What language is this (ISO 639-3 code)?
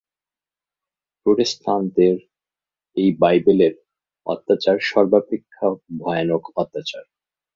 ben